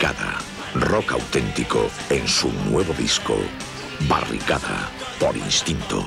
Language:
Spanish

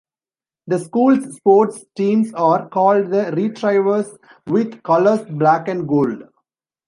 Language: English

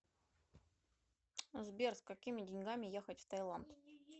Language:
Russian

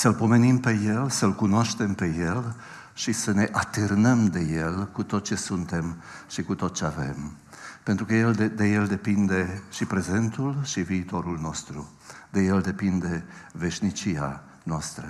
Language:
Romanian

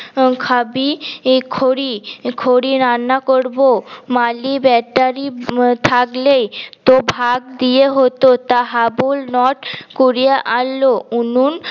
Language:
Bangla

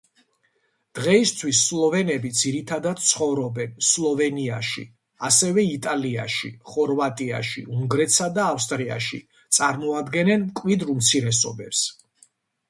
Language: Georgian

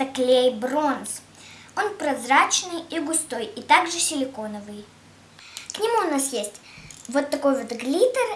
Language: Russian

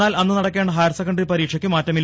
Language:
Malayalam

